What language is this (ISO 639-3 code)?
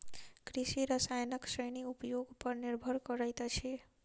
mai